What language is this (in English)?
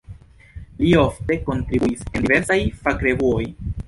Esperanto